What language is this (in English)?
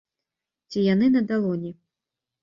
Belarusian